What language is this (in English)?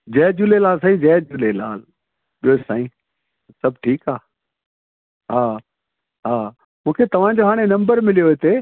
Sindhi